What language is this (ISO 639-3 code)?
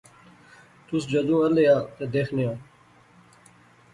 phr